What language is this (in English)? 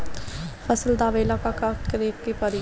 Bhojpuri